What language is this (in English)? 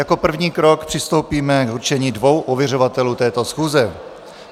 Czech